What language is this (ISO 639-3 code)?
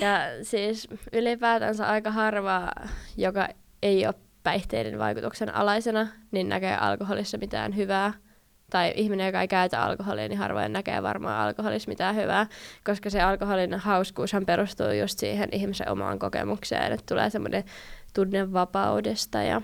fin